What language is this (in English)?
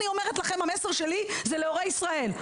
Hebrew